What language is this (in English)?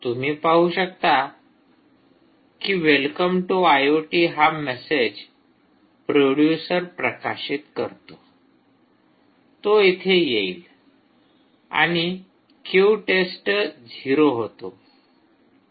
Marathi